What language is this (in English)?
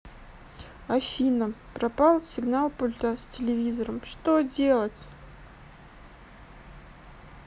Russian